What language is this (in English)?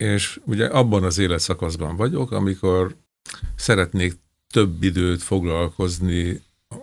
Hungarian